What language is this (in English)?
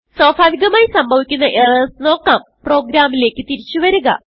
Malayalam